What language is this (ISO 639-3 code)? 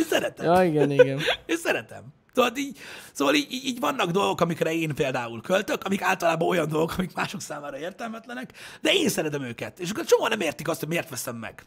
hun